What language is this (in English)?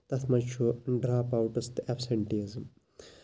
Kashmiri